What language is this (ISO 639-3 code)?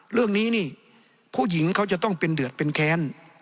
tha